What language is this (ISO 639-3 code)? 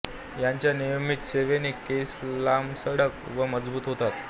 mar